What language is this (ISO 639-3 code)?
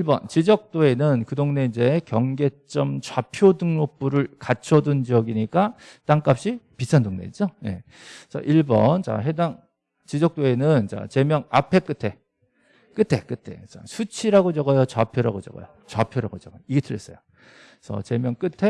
kor